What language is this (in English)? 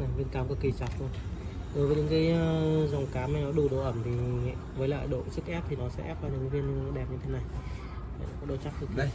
Vietnamese